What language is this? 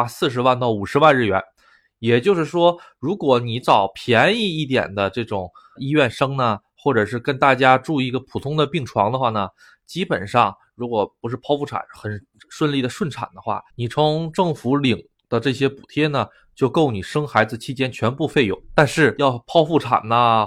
Chinese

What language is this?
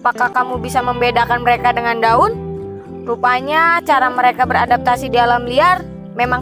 Indonesian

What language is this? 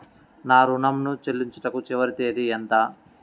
Telugu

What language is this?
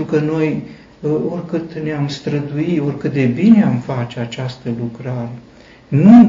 Romanian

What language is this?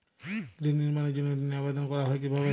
Bangla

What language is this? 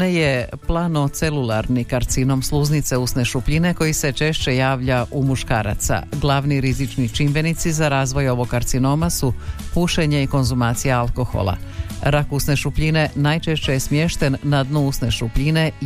Croatian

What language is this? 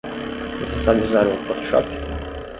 Portuguese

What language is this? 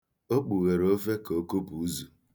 Igbo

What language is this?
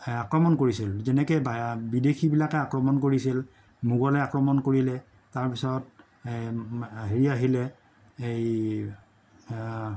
Assamese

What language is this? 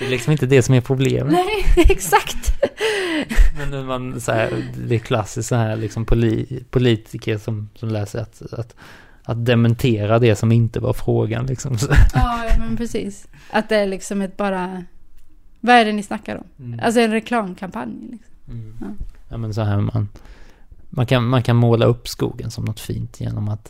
Swedish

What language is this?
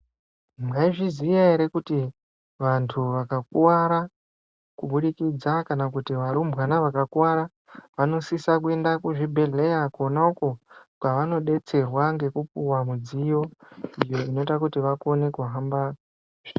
Ndau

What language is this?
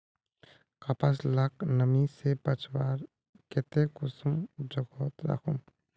Magahi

